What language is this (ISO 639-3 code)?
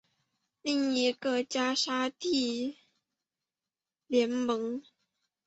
zho